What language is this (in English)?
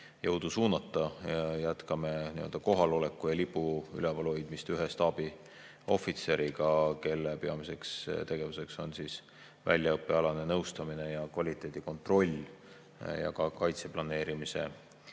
Estonian